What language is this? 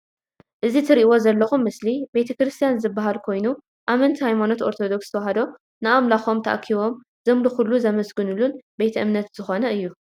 Tigrinya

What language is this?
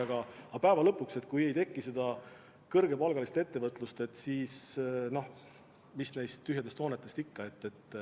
Estonian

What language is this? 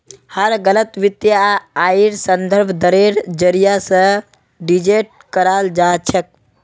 Magahi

